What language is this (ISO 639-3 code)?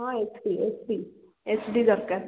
ori